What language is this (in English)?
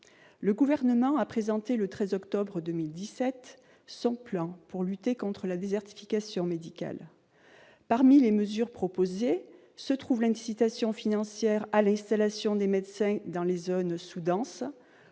French